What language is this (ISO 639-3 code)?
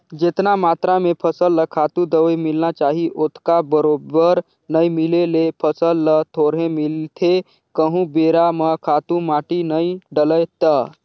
hne